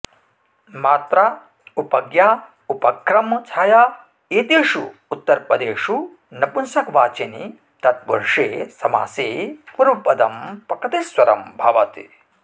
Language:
Sanskrit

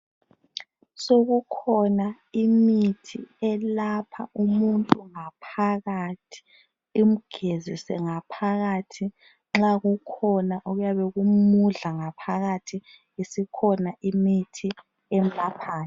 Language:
North Ndebele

